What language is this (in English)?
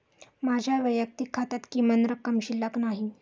Marathi